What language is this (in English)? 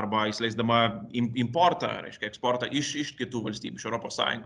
Lithuanian